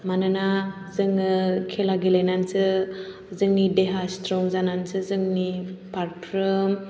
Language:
Bodo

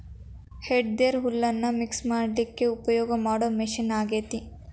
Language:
Kannada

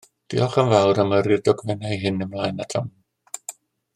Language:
Welsh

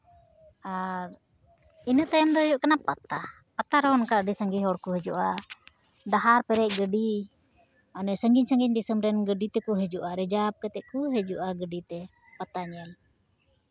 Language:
Santali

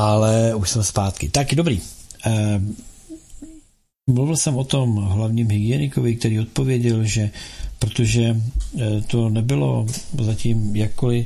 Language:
Czech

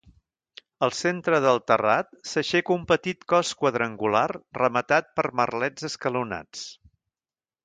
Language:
Catalan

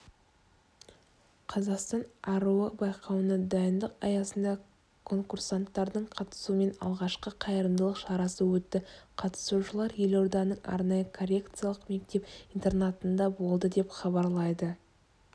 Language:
Kazakh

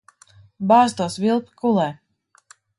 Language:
Latvian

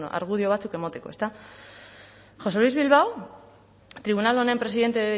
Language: Basque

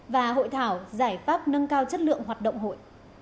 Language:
Vietnamese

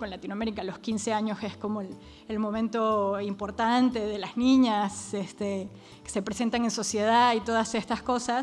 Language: Spanish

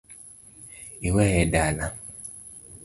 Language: Luo (Kenya and Tanzania)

